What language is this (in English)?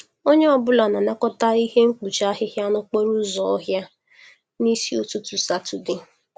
Igbo